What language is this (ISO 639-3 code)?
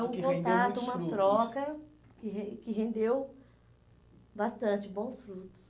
por